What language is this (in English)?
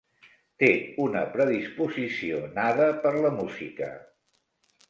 Catalan